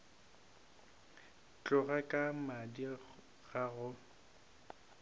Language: Northern Sotho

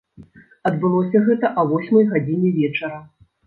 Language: Belarusian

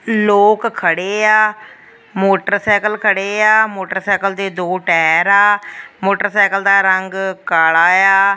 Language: Punjabi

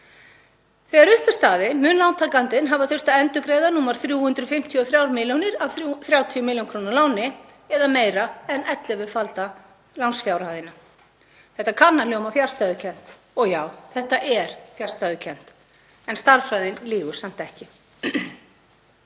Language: Icelandic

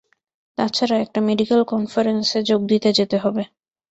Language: Bangla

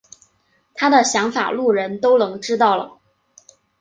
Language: Chinese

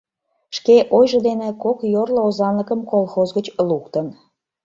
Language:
Mari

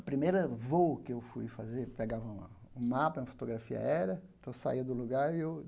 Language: Portuguese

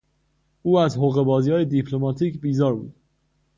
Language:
Persian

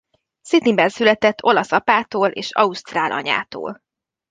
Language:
Hungarian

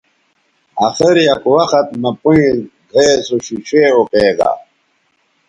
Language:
Bateri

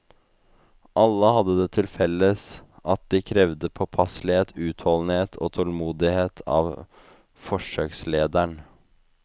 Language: Norwegian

